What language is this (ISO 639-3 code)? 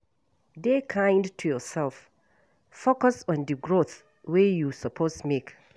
pcm